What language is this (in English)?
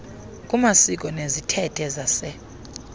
Xhosa